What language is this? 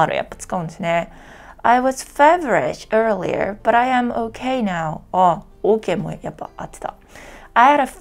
Japanese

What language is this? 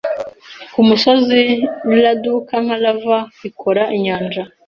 Kinyarwanda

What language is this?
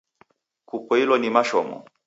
Taita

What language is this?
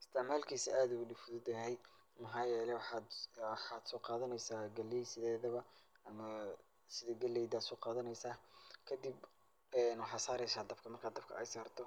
Somali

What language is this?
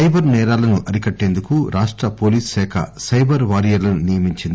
Telugu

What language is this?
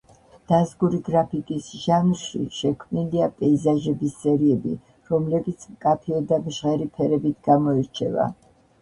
Georgian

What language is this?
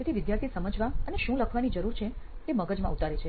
Gujarati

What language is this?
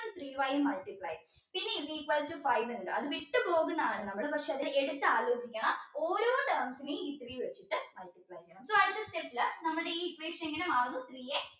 Malayalam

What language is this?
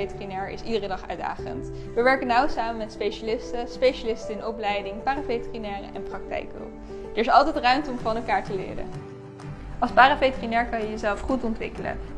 Dutch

